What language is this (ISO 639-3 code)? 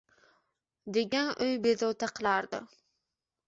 uzb